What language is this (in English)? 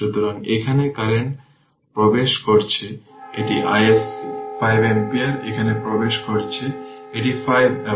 Bangla